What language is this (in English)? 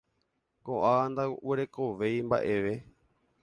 Guarani